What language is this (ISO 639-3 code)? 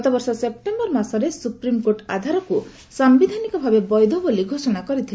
ori